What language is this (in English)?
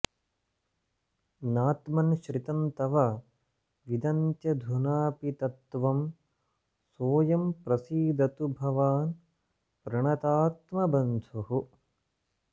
Sanskrit